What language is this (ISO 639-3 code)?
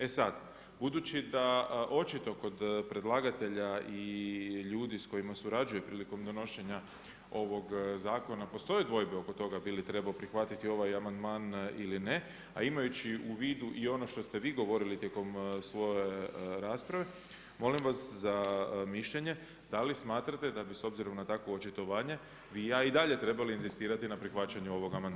hrv